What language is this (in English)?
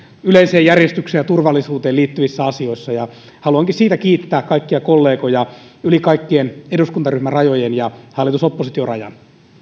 Finnish